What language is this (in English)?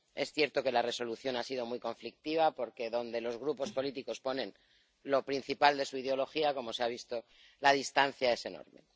Spanish